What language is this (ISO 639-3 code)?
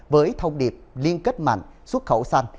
vie